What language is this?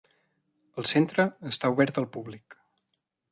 Catalan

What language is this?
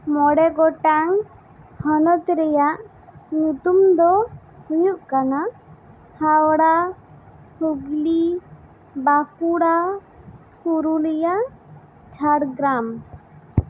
Santali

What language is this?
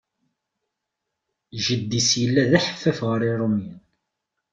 Kabyle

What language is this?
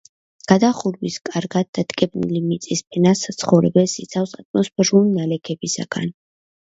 Georgian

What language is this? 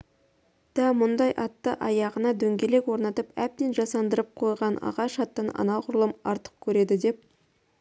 Kazakh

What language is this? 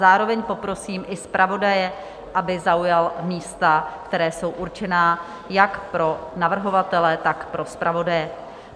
Czech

